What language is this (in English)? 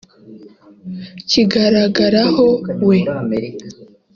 Kinyarwanda